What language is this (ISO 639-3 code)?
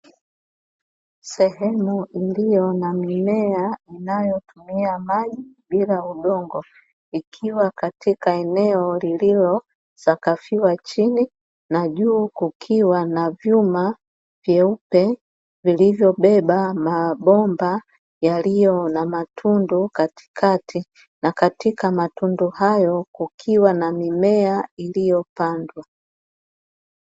swa